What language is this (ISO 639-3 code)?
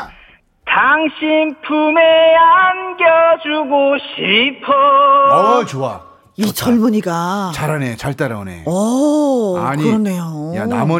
kor